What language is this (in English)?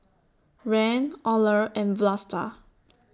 English